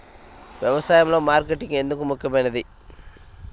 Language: Telugu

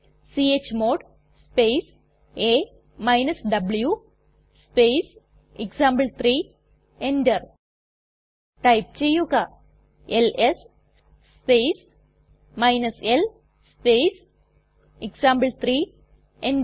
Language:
Malayalam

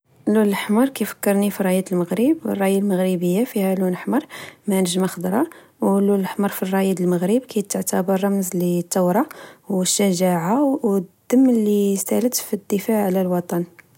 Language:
Moroccan Arabic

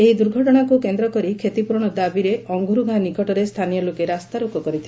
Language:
Odia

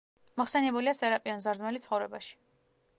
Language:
Georgian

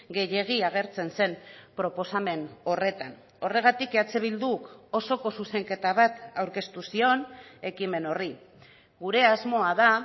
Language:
Basque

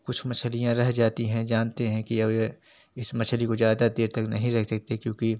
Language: Hindi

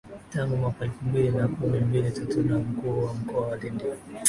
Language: Swahili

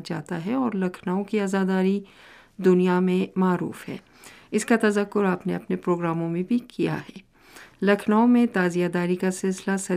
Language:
Urdu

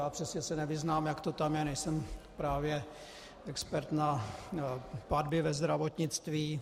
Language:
Czech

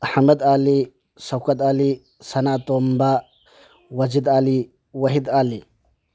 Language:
Manipuri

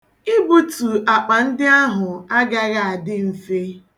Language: Igbo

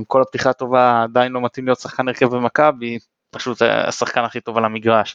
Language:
Hebrew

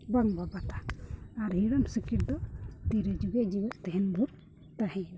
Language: Santali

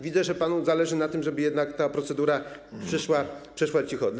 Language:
Polish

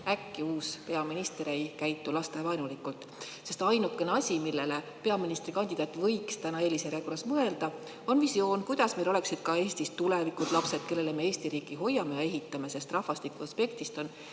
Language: Estonian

